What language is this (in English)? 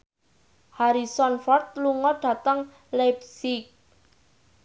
Javanese